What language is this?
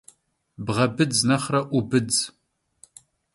Kabardian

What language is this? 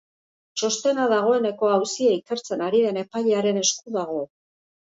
Basque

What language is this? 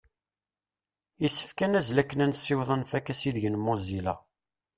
Kabyle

